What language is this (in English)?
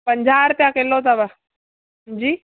Sindhi